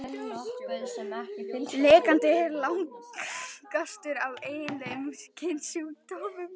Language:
Icelandic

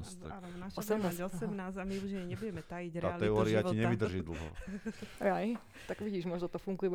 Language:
Slovak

